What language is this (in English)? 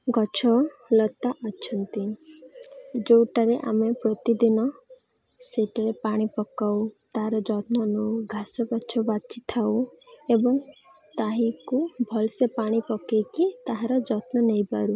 Odia